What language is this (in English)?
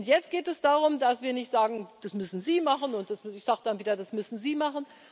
German